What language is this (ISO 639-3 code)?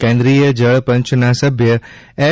guj